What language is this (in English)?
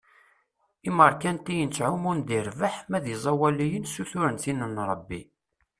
Kabyle